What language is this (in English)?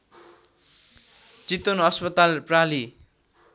Nepali